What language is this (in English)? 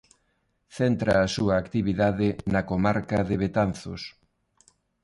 Galician